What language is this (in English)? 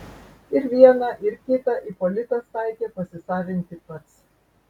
Lithuanian